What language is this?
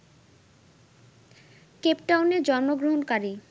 Bangla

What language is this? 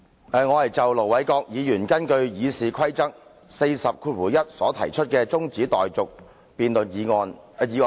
Cantonese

